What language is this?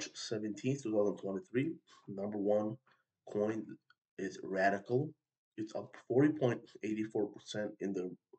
English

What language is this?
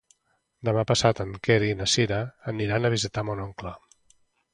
Catalan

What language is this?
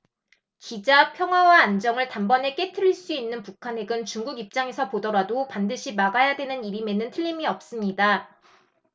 Korean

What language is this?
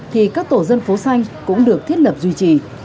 Vietnamese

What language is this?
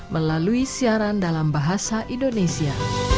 Indonesian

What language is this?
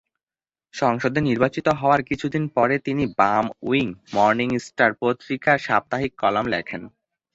Bangla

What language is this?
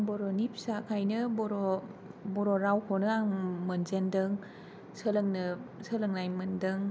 Bodo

